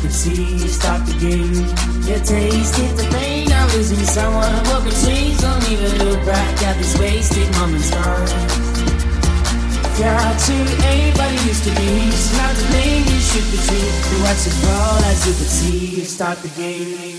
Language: English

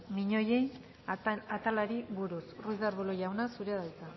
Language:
Basque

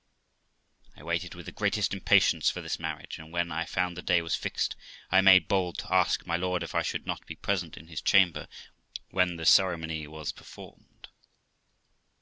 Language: English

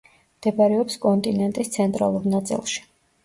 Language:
Georgian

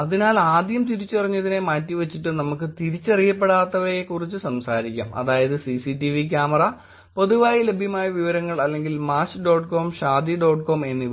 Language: Malayalam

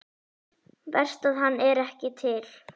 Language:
Icelandic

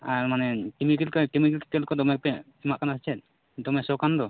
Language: Santali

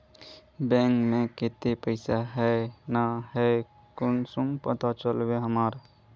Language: Magahi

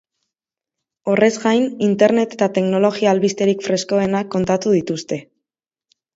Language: Basque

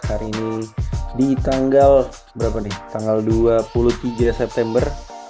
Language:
Indonesian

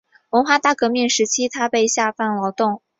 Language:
Chinese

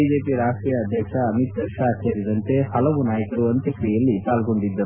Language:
Kannada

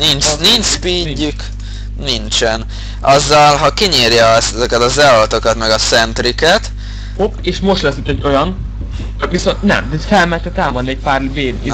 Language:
Hungarian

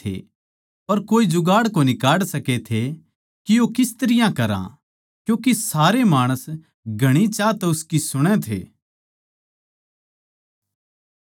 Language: Haryanvi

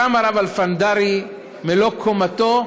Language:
Hebrew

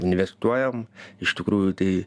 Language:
Lithuanian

